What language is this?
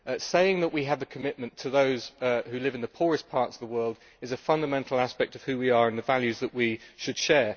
English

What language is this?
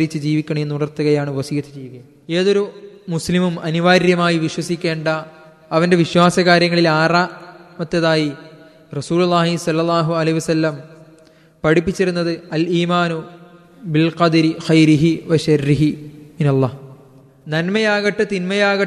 Malayalam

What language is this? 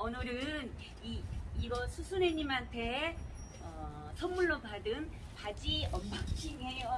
Korean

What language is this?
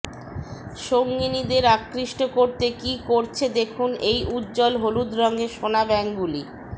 Bangla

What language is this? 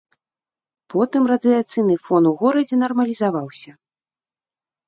Belarusian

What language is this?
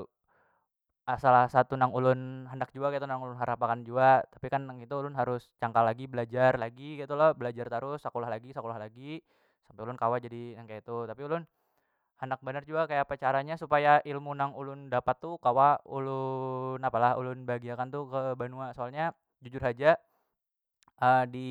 Banjar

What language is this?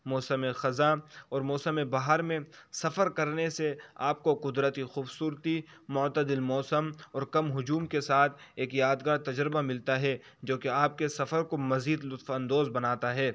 Urdu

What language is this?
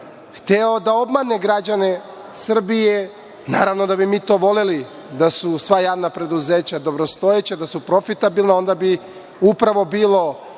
Serbian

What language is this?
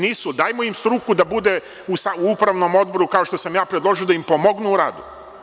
Serbian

